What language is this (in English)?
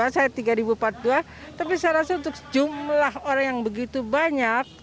Indonesian